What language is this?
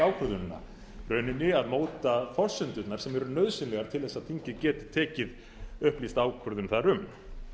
Icelandic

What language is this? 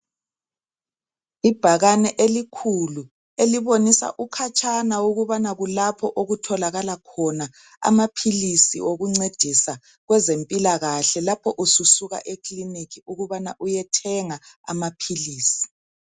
North Ndebele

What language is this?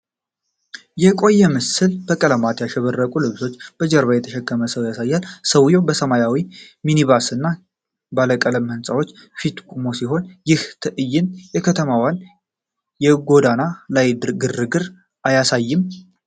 Amharic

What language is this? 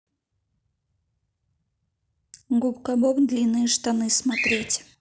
Russian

